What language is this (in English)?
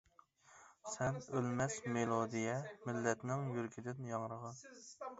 Uyghur